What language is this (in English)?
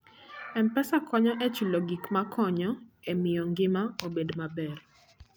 Luo (Kenya and Tanzania)